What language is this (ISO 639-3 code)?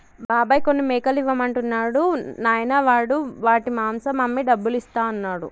tel